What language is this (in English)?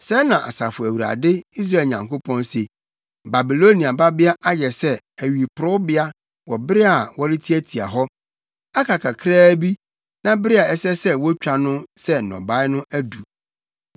Akan